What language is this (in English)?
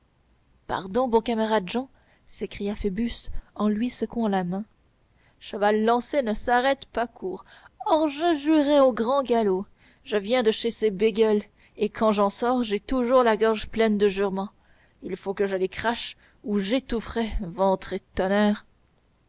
French